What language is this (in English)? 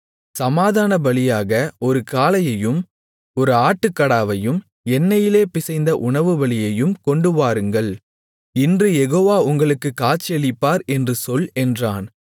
Tamil